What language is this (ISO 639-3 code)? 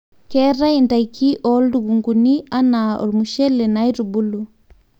mas